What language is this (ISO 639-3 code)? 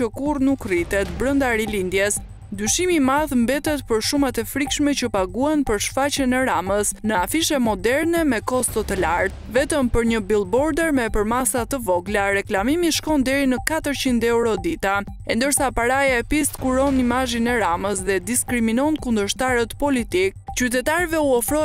ron